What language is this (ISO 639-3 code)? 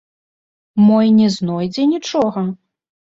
bel